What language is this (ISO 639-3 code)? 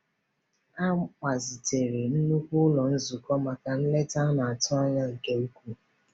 ibo